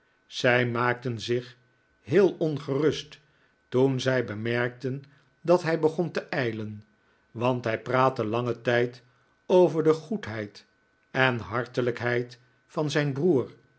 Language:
Dutch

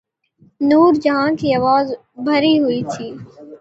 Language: Urdu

